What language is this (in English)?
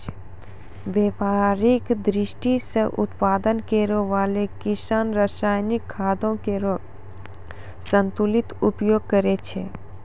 Maithili